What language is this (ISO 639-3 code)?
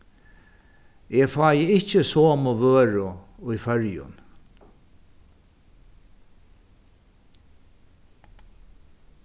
fao